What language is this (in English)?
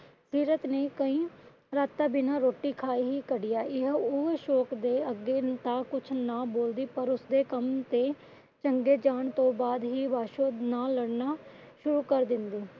Punjabi